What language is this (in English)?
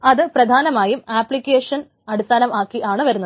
Malayalam